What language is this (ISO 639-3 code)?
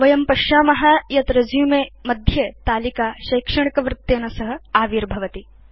san